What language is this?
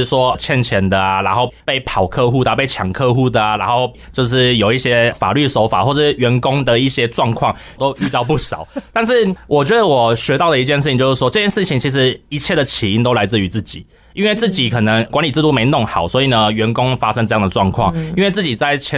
Chinese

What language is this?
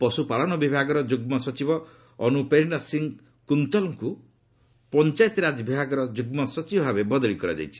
Odia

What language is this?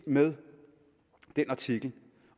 Danish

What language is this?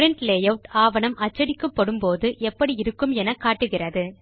Tamil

